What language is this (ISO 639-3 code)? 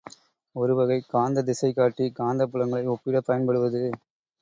tam